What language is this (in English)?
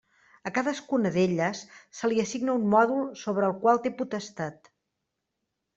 Catalan